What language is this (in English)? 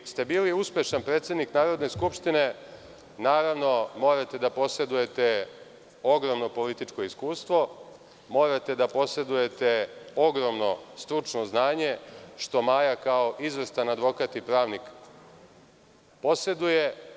Serbian